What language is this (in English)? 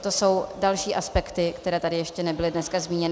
Czech